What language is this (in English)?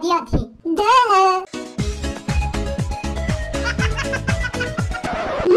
Romanian